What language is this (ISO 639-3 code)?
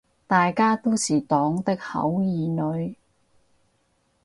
yue